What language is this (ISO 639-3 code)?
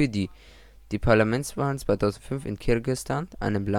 deu